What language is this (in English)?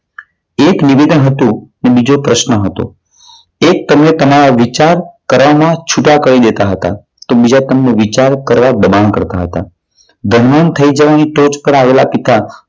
Gujarati